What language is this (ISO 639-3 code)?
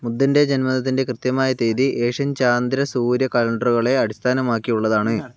mal